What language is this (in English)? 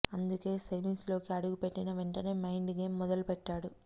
Telugu